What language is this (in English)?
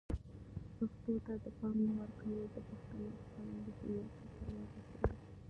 Pashto